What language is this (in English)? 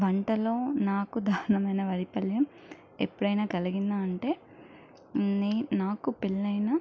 Telugu